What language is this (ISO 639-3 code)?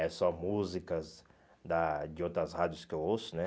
por